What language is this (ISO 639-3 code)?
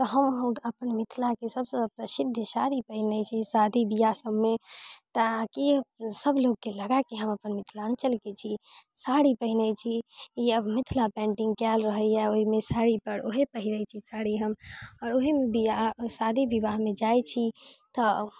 mai